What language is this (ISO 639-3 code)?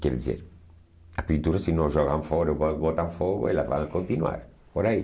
por